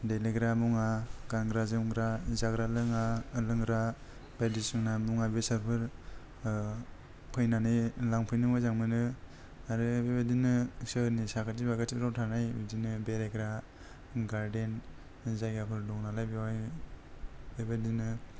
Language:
Bodo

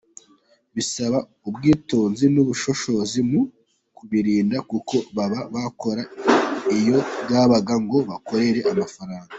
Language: Kinyarwanda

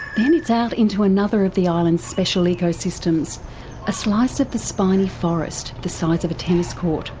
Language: English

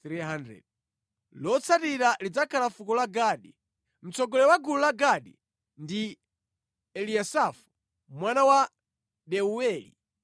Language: Nyanja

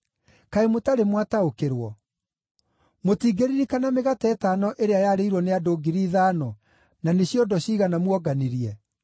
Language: Kikuyu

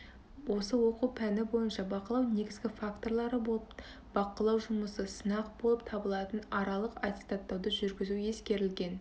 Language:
Kazakh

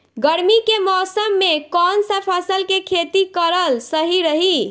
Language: Bhojpuri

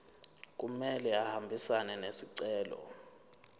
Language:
Zulu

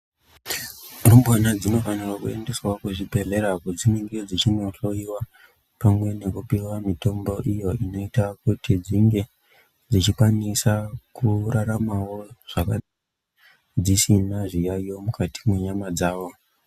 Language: Ndau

